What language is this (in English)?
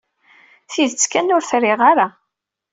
Kabyle